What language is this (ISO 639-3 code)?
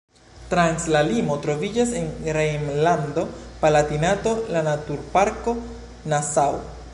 epo